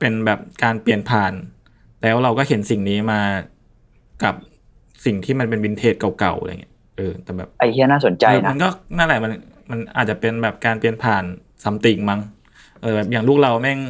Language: Thai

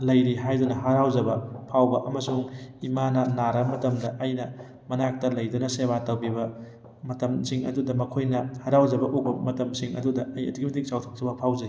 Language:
Manipuri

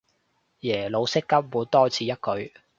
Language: Cantonese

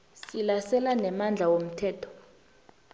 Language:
South Ndebele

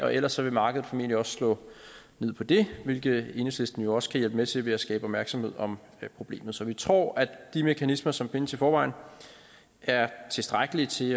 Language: Danish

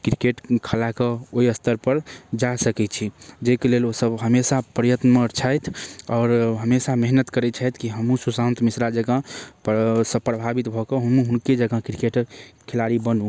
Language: Maithili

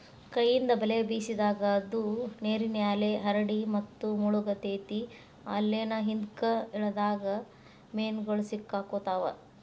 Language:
Kannada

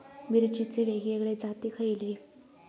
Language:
Marathi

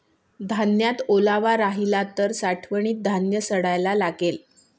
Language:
Marathi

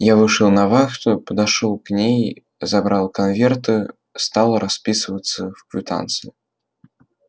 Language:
Russian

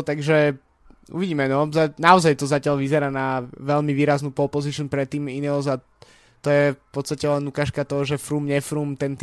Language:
Slovak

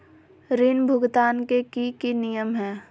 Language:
Magahi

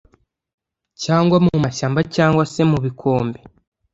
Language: Kinyarwanda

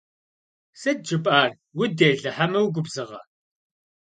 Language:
Kabardian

